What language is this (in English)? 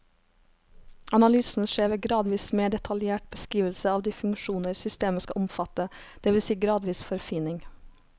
Norwegian